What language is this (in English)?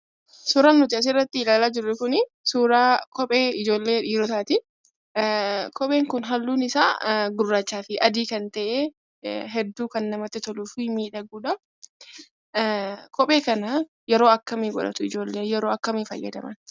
Oromo